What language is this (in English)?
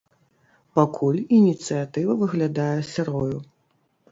Belarusian